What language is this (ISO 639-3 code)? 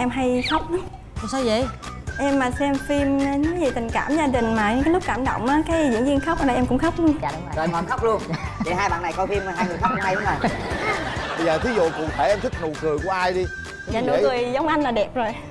vie